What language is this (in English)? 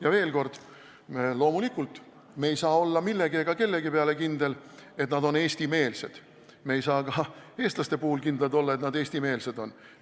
Estonian